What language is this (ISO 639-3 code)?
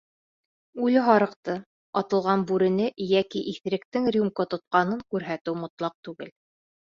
bak